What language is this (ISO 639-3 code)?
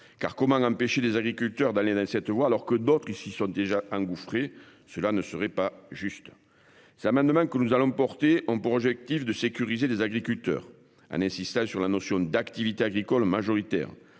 fra